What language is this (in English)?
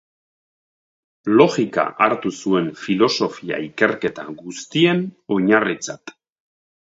Basque